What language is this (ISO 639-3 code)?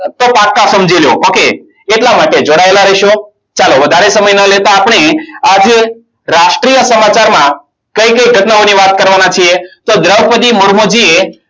guj